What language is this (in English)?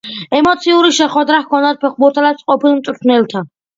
Georgian